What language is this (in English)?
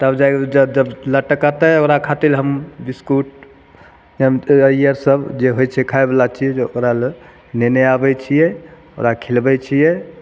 Maithili